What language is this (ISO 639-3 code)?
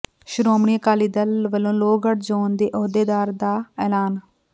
pan